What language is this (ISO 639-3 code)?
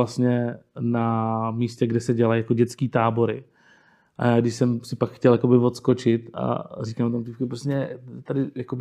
ces